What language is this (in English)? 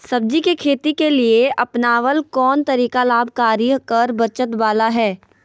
Magahi